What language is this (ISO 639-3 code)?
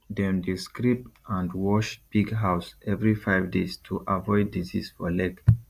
pcm